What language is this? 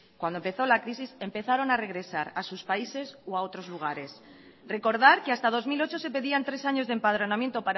Spanish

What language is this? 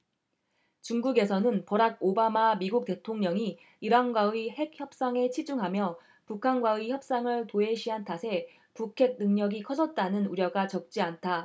Korean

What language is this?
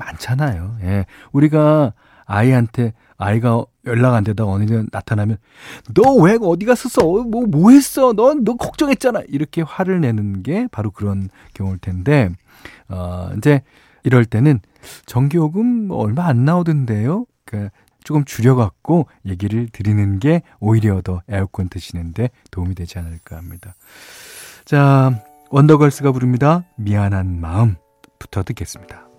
Korean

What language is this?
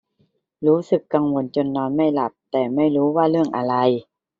Thai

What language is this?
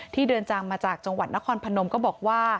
Thai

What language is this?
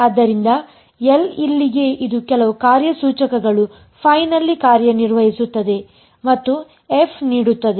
Kannada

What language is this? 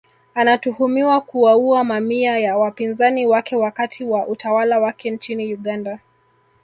Swahili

